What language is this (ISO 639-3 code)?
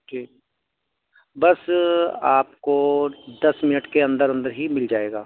urd